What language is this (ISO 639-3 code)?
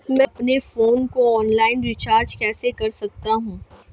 hin